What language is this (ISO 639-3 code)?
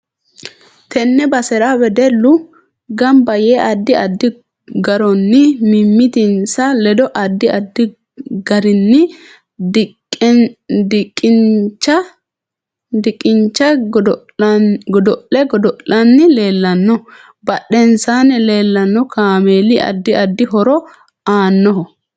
sid